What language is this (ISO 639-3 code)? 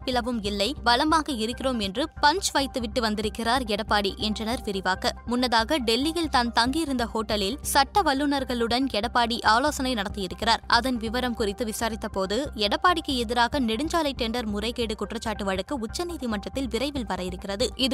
tam